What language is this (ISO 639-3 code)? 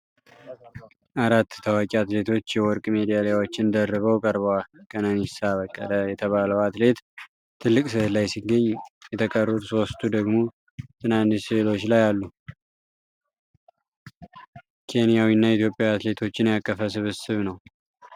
amh